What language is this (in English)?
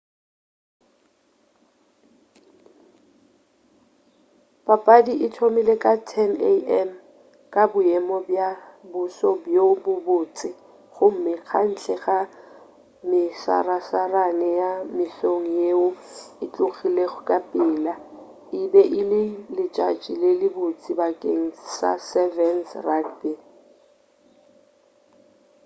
Northern Sotho